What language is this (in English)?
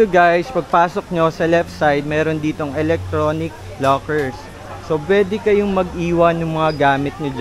Filipino